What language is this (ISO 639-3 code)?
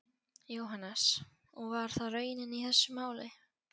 isl